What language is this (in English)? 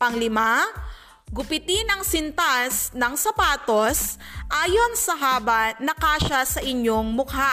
Filipino